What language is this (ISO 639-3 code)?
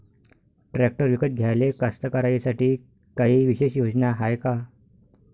mar